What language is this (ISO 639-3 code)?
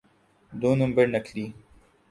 urd